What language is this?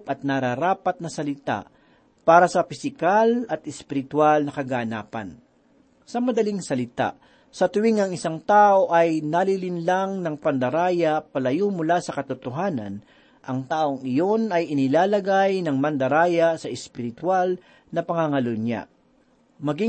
Filipino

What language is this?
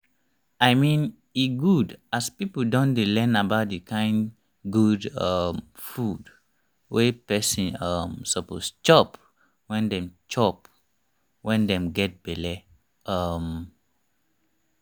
Nigerian Pidgin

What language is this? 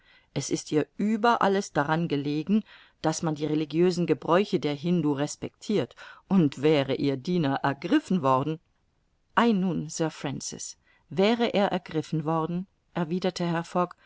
German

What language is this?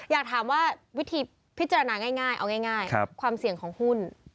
Thai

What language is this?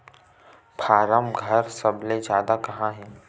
Chhattisgarhi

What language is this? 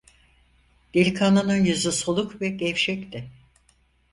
Turkish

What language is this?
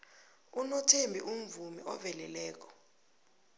South Ndebele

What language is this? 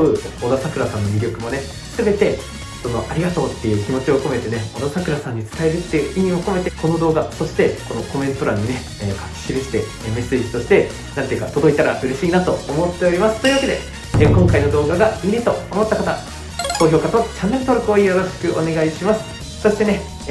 Japanese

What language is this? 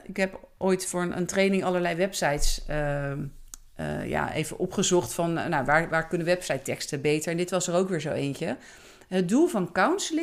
Dutch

